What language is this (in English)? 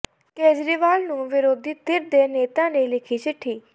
Punjabi